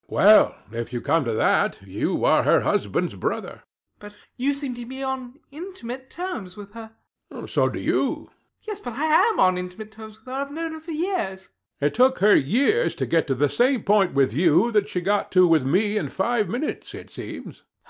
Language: English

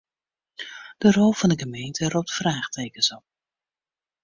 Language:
Western Frisian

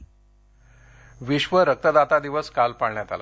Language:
Marathi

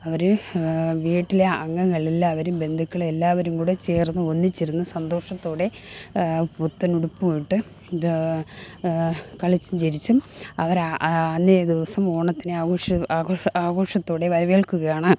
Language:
Malayalam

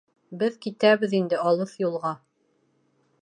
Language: Bashkir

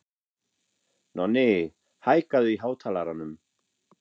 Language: Icelandic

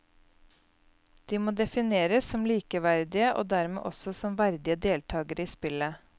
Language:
Norwegian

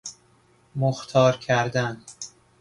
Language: Persian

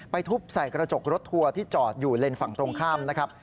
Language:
Thai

